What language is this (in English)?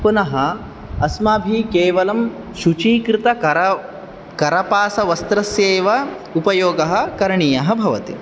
Sanskrit